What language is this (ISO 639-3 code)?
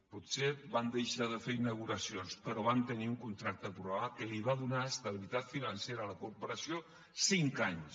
cat